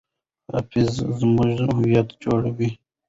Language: Pashto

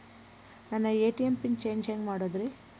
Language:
Kannada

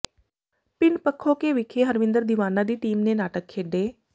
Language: Punjabi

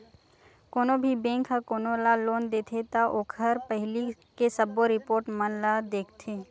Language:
Chhattisgarhi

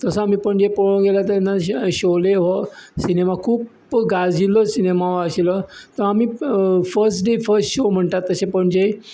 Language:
Konkani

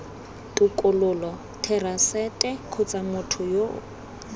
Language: Tswana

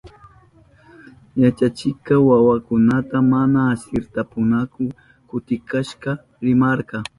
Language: Southern Pastaza Quechua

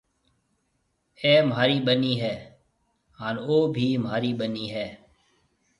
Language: Marwari (Pakistan)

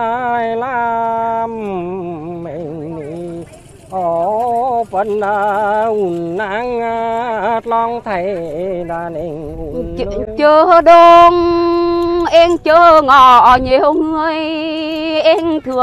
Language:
Vietnamese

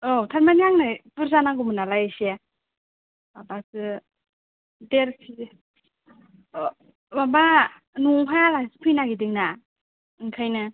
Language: Bodo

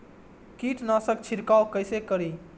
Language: Maithili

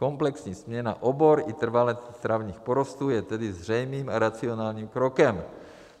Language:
Czech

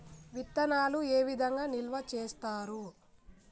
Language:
Telugu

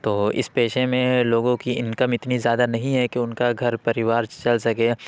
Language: Urdu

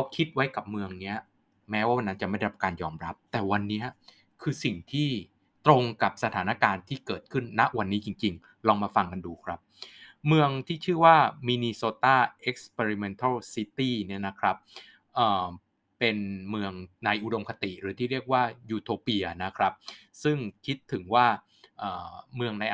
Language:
Thai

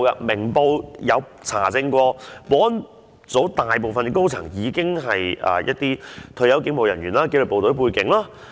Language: Cantonese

